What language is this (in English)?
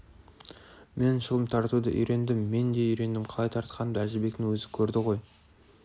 Kazakh